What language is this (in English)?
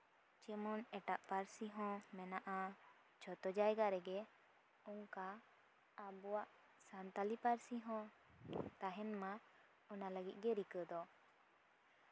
Santali